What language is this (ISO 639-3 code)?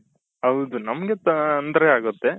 kan